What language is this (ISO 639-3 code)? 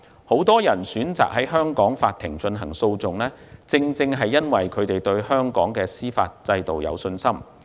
yue